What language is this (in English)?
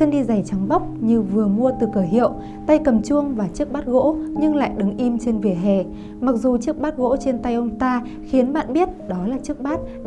Vietnamese